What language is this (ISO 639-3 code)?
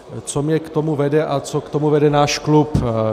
ces